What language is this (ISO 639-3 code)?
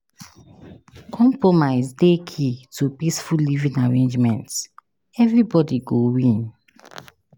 pcm